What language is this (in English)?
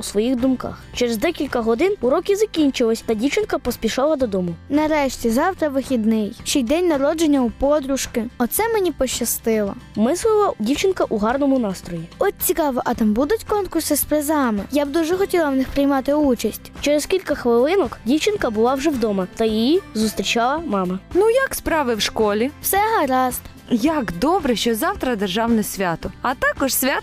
Ukrainian